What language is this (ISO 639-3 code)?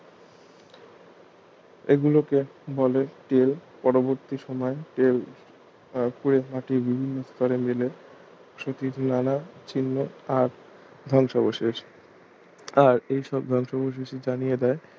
ben